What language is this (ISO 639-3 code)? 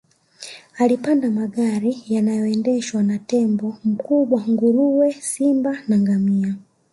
swa